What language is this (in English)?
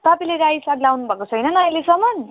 Nepali